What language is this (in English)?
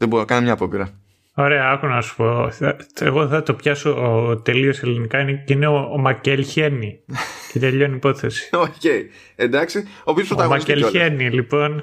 Greek